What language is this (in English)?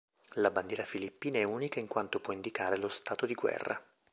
Italian